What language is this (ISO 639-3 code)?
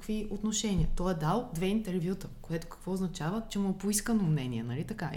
bul